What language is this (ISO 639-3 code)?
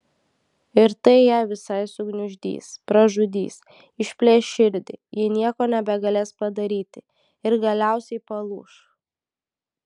lit